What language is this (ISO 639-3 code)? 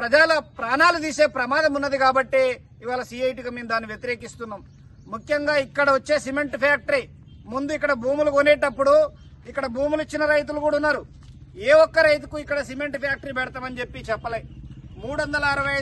ron